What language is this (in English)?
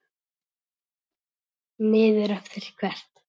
Icelandic